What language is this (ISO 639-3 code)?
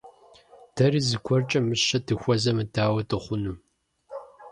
kbd